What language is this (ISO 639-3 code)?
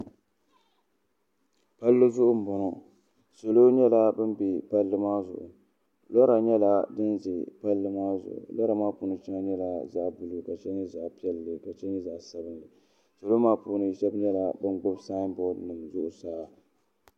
dag